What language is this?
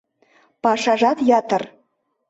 Mari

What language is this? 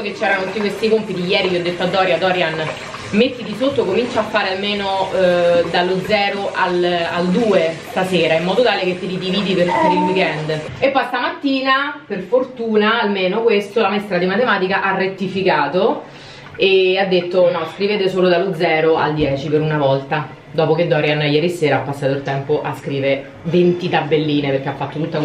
Italian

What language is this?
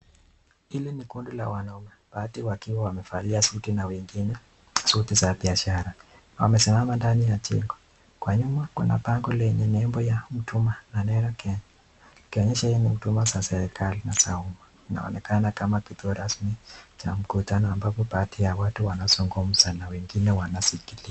Swahili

